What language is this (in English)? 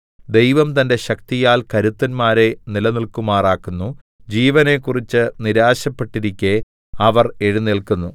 Malayalam